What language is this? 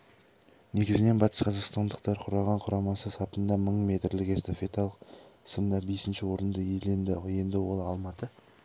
Kazakh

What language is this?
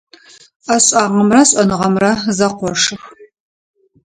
Adyghe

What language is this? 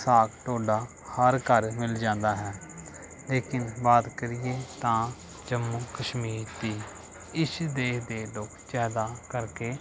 Punjabi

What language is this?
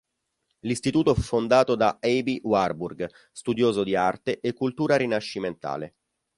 Italian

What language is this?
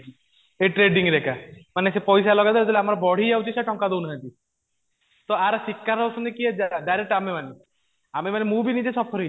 Odia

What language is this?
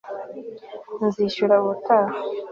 Kinyarwanda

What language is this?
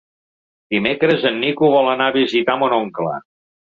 Catalan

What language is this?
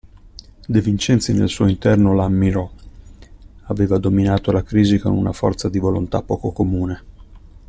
Italian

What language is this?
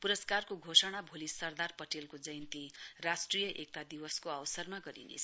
Nepali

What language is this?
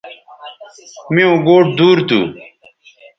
Bateri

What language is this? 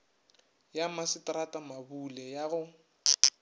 Northern Sotho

